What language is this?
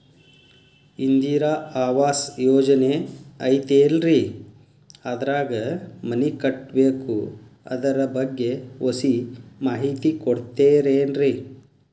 Kannada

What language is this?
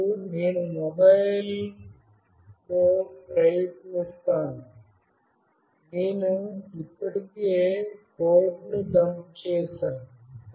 Telugu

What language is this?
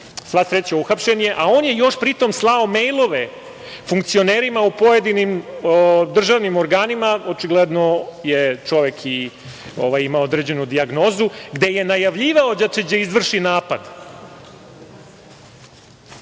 Serbian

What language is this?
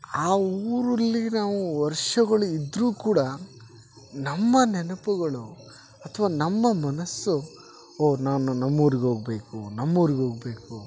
Kannada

